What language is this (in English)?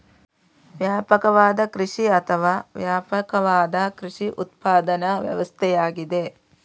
Kannada